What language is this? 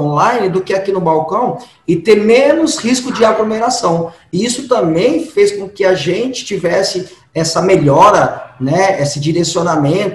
Portuguese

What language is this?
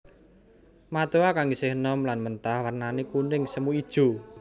Javanese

